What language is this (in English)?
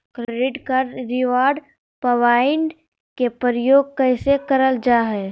Magahi